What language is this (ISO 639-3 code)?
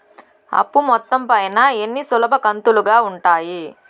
tel